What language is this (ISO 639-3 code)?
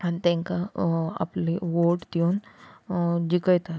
kok